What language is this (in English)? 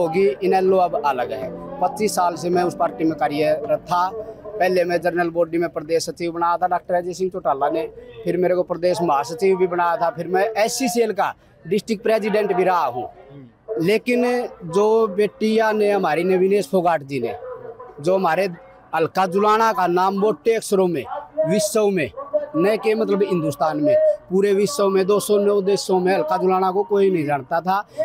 Hindi